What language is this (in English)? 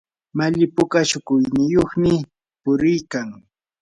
Yanahuanca Pasco Quechua